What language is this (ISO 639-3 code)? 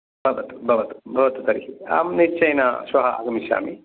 san